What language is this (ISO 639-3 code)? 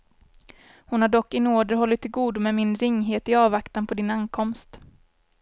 swe